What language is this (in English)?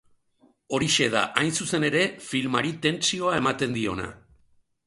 Basque